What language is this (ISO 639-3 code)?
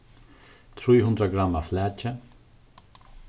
fao